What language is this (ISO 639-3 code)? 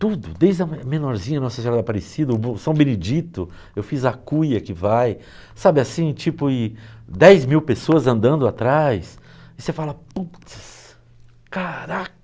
por